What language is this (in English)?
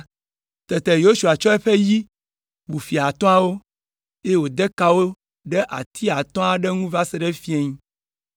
Ewe